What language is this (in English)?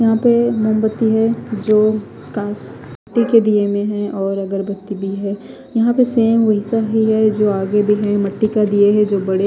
Hindi